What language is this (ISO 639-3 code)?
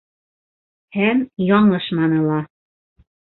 bak